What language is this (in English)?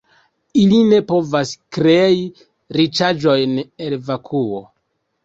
Esperanto